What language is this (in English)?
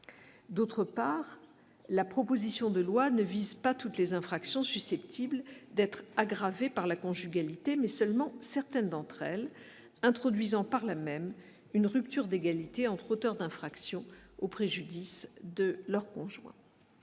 French